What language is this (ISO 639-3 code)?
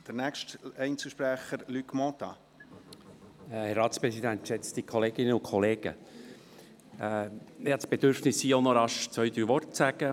gsw